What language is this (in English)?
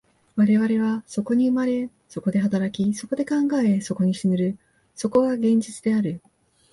Japanese